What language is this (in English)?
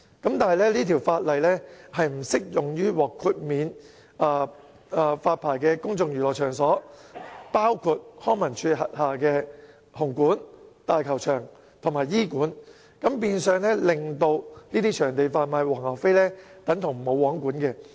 Cantonese